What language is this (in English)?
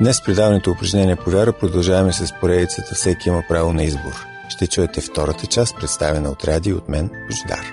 Bulgarian